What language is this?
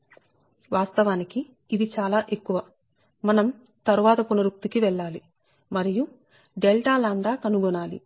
Telugu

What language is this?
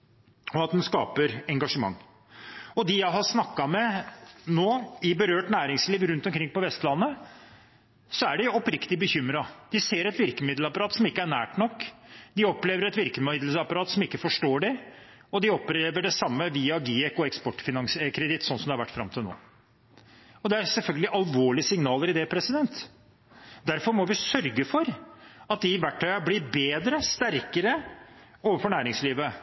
Norwegian Bokmål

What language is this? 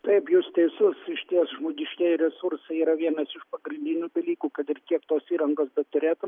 Lithuanian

